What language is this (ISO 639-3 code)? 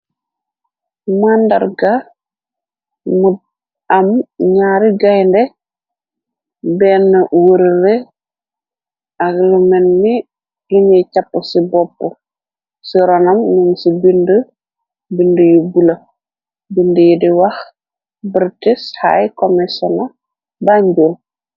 wol